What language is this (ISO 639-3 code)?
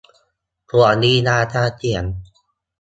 tha